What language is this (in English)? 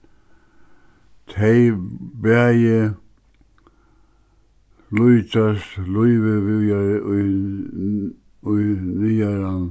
Faroese